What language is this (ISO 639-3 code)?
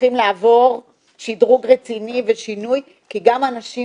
heb